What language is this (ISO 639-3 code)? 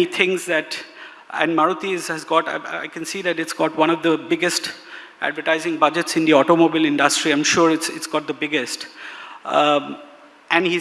eng